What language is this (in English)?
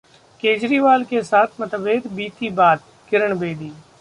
Hindi